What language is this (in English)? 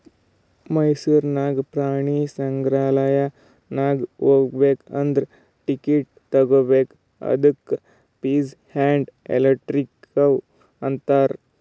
Kannada